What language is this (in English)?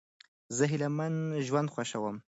Pashto